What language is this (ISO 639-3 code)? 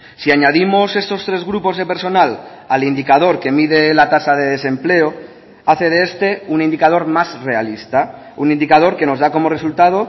spa